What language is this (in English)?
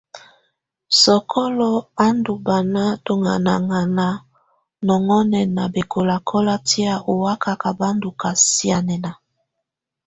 Tunen